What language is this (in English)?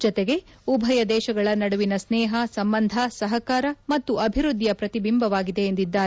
Kannada